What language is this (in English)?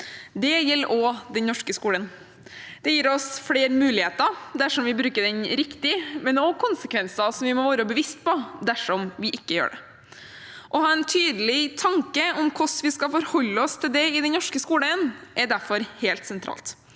Norwegian